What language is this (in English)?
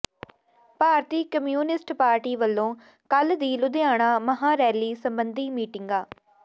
Punjabi